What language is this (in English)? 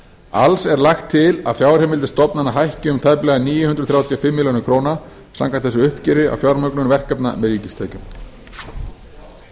Icelandic